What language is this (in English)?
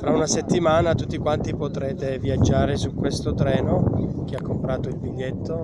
Italian